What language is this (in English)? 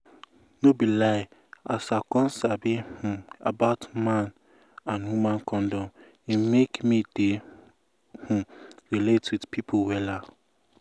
Nigerian Pidgin